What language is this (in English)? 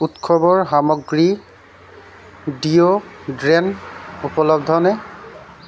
Assamese